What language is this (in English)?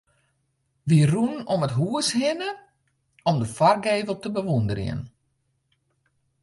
Western Frisian